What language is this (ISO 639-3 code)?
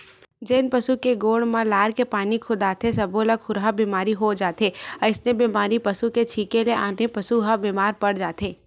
hne